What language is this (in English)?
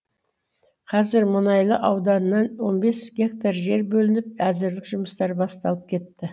Kazakh